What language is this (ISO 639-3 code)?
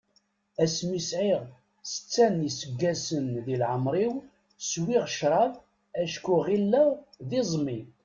kab